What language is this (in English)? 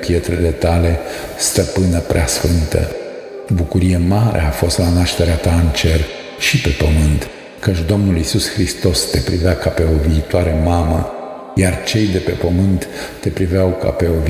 Romanian